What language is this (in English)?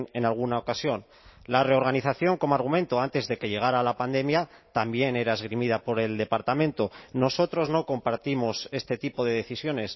Spanish